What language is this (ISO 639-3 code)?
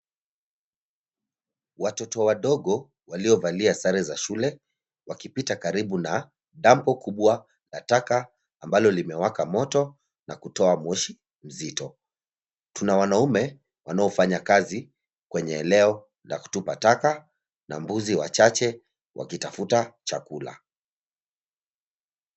swa